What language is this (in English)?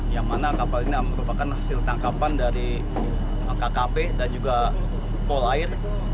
Indonesian